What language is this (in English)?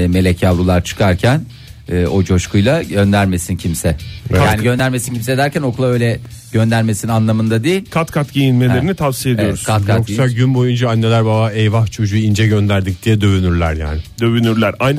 Turkish